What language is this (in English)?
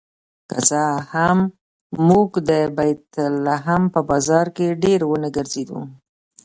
Pashto